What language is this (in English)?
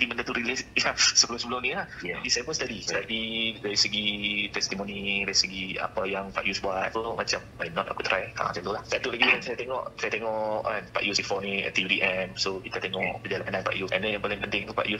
Malay